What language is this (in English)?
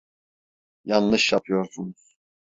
Turkish